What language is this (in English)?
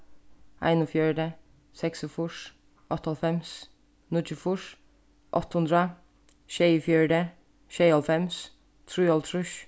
Faroese